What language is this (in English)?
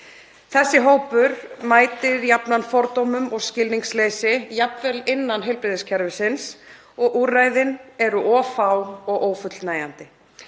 Icelandic